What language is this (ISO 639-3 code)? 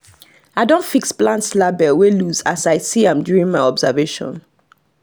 pcm